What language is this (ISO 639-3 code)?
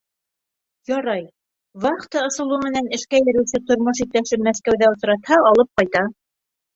bak